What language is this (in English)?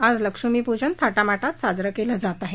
Marathi